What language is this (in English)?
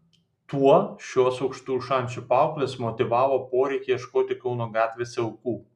Lithuanian